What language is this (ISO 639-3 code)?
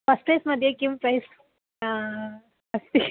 san